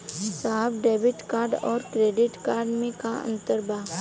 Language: Bhojpuri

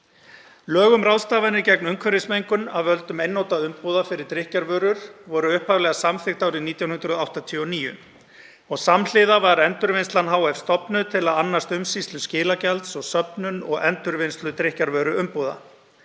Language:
Icelandic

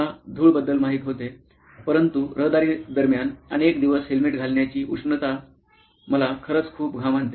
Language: Marathi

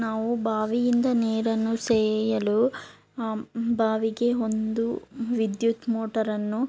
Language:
Kannada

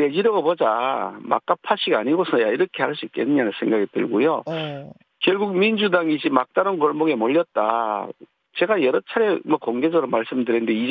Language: Korean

